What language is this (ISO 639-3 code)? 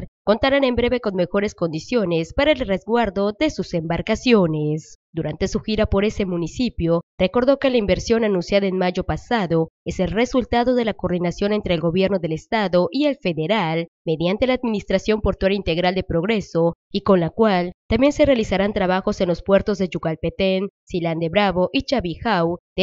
spa